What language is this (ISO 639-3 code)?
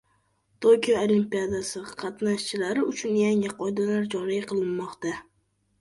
uzb